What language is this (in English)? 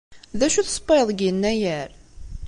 Kabyle